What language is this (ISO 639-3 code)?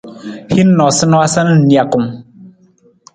nmz